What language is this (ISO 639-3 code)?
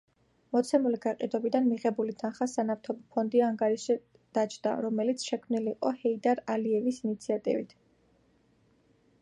kat